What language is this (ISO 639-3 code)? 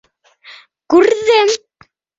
bak